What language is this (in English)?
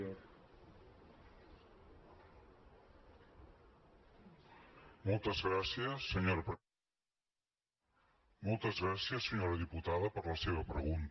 Catalan